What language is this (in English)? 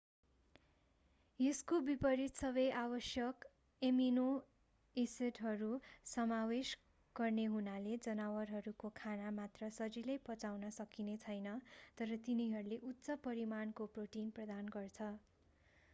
Nepali